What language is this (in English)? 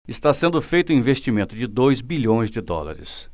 Portuguese